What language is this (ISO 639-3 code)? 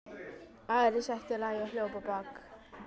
isl